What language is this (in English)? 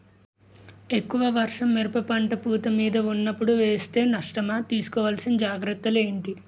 Telugu